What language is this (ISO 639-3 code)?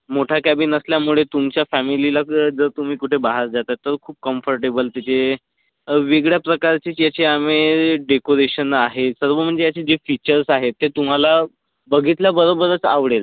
mar